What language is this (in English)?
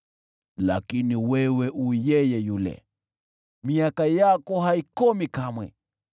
Swahili